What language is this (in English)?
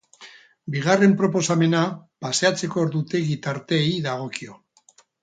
Basque